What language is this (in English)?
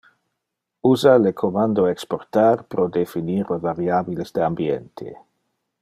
Interlingua